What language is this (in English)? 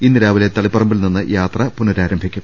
Malayalam